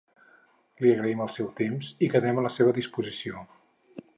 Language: Catalan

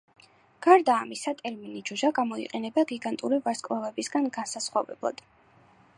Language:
Georgian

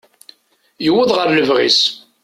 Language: Kabyle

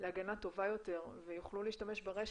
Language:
Hebrew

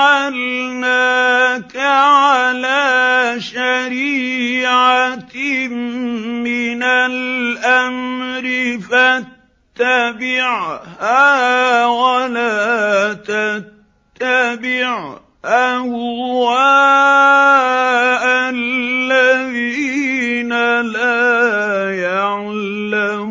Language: Arabic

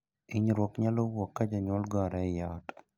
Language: Luo (Kenya and Tanzania)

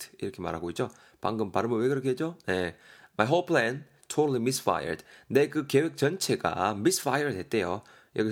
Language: Korean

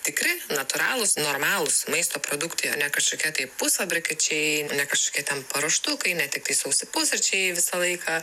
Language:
Lithuanian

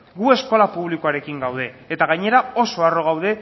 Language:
Basque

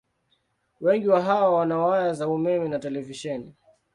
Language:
Swahili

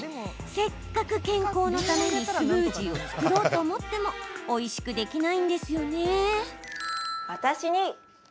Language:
Japanese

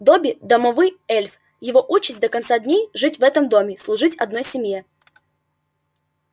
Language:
Russian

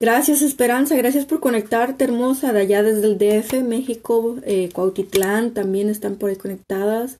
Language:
Spanish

